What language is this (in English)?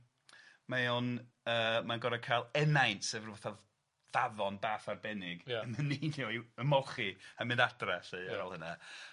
Welsh